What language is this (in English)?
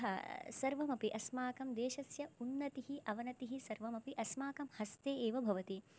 Sanskrit